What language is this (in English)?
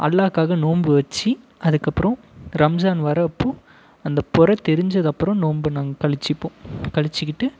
Tamil